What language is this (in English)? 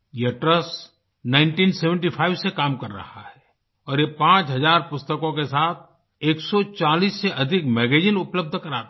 Hindi